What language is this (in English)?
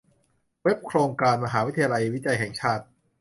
Thai